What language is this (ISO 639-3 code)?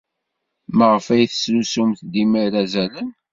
kab